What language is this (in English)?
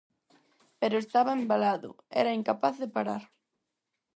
Galician